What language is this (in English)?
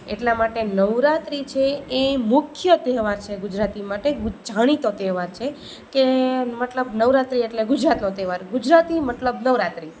Gujarati